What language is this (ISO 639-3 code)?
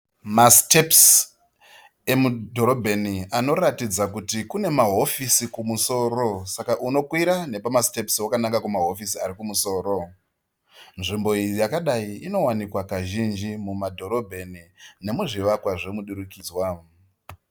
sna